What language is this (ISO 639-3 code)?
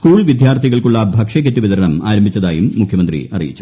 mal